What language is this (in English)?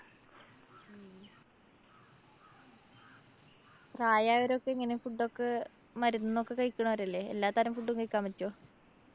Malayalam